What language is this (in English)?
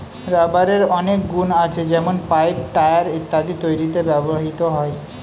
Bangla